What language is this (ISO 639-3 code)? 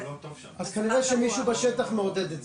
heb